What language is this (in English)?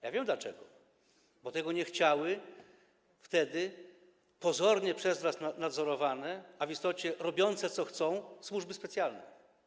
Polish